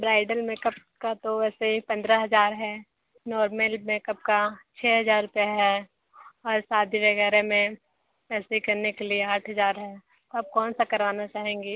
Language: Hindi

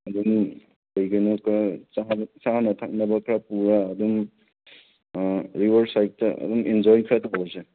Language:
Manipuri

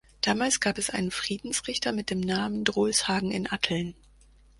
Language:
German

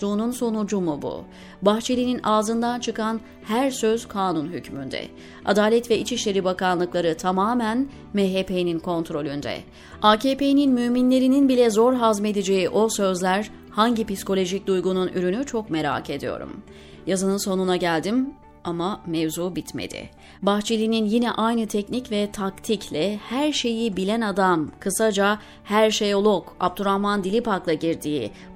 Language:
Turkish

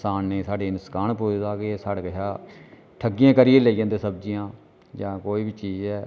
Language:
Dogri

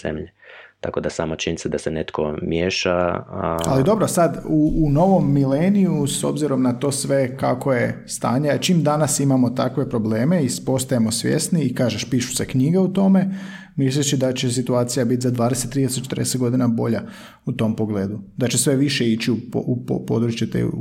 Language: Croatian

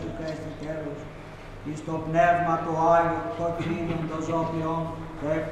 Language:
Greek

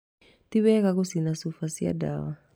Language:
Kikuyu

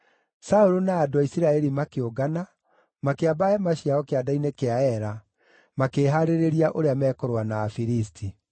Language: Kikuyu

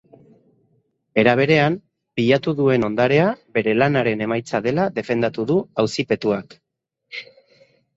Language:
Basque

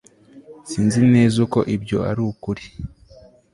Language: Kinyarwanda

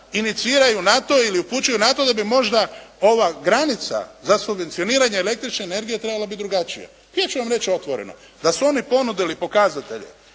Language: Croatian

